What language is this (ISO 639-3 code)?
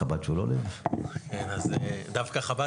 heb